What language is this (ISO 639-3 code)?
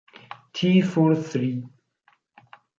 ita